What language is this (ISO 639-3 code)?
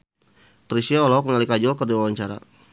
sun